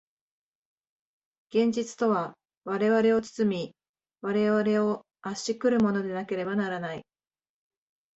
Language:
Japanese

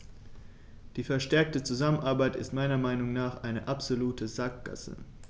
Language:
German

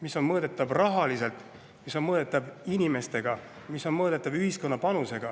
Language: Estonian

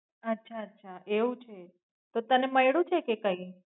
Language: Gujarati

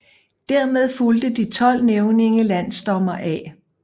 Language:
Danish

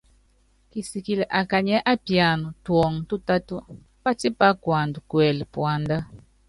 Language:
Yangben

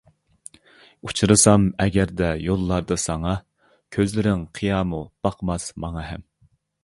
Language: Uyghur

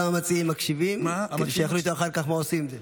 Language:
Hebrew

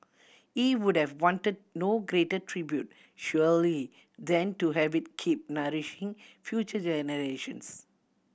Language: English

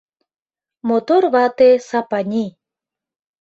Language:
Mari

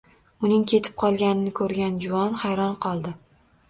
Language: Uzbek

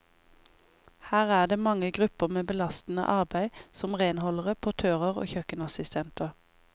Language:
Norwegian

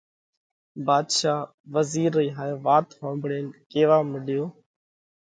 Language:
Parkari Koli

